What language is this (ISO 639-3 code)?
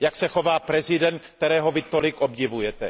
ces